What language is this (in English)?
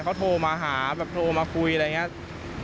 Thai